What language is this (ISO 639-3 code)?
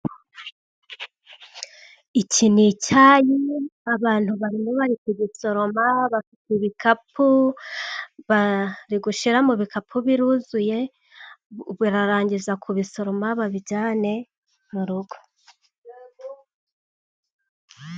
kin